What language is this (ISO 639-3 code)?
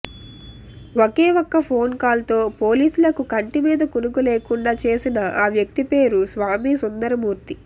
tel